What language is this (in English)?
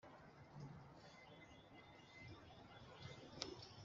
Kinyarwanda